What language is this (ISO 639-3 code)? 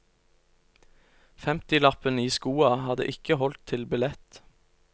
nor